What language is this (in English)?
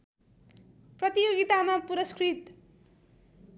Nepali